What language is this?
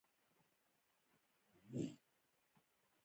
Pashto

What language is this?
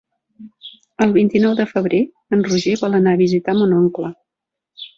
Catalan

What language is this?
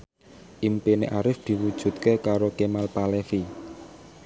Javanese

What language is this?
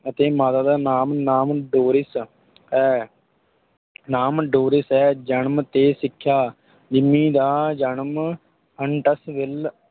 Punjabi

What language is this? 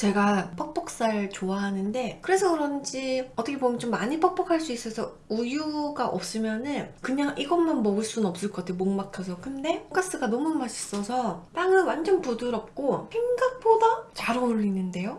Korean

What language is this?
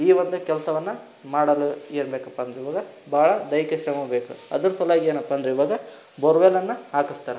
Kannada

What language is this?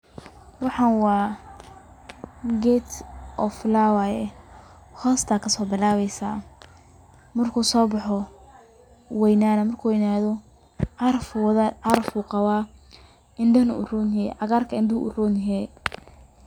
Somali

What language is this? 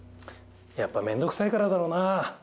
Japanese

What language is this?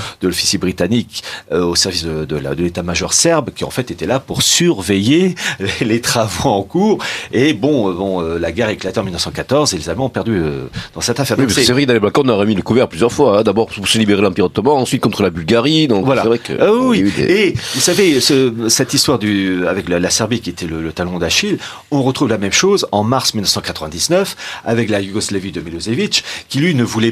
French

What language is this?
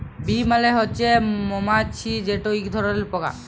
Bangla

